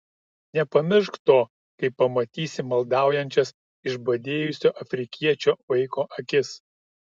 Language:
Lithuanian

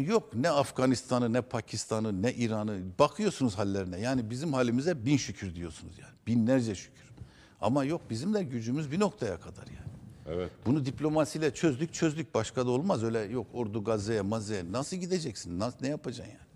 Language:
Turkish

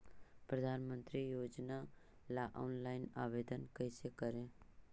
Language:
Magahi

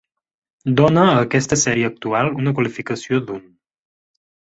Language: Catalan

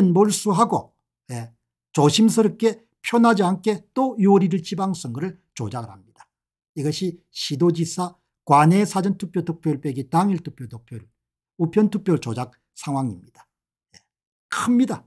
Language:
Korean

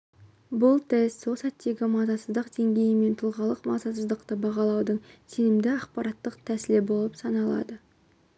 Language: Kazakh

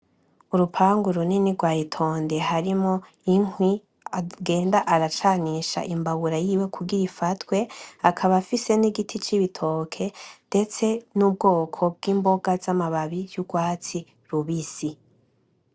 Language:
Rundi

